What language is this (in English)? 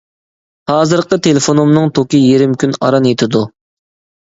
Uyghur